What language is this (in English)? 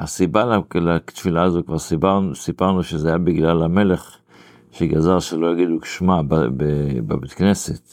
Hebrew